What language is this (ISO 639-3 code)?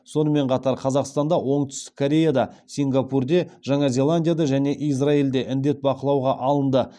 kaz